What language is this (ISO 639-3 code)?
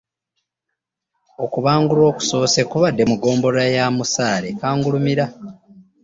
lug